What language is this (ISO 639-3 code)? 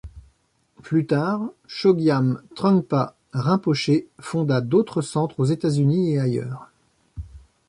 fra